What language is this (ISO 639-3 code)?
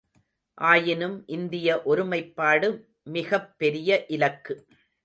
tam